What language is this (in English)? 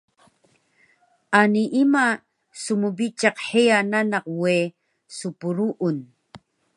Taroko